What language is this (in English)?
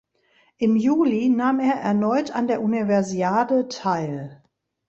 German